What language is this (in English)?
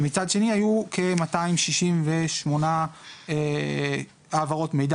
Hebrew